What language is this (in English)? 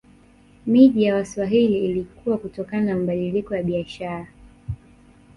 Swahili